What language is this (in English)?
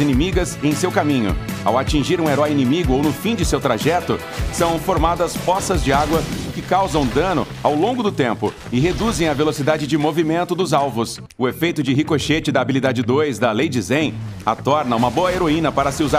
Portuguese